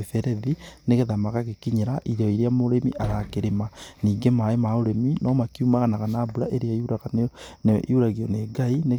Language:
Kikuyu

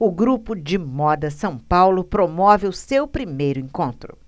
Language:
Portuguese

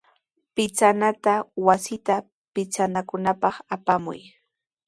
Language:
Sihuas Ancash Quechua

